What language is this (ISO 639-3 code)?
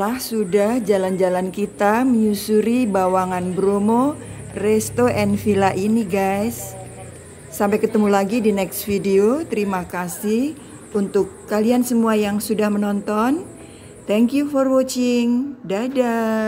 ind